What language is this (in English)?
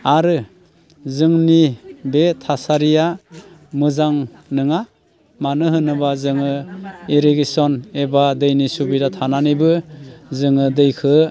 Bodo